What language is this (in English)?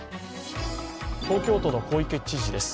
Japanese